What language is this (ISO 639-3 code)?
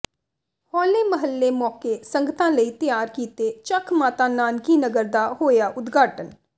pan